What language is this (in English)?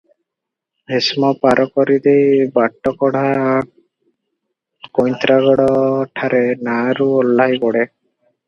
Odia